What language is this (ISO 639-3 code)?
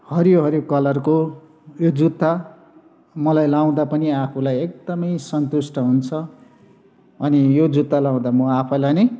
nep